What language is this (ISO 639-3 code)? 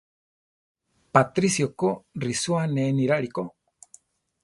tar